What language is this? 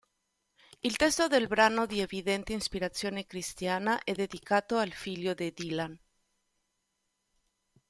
Italian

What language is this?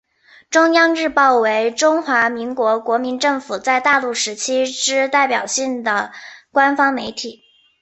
Chinese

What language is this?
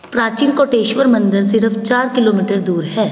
Punjabi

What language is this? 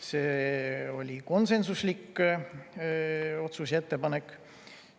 Estonian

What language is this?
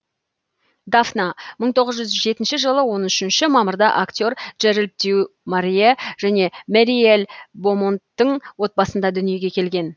Kazakh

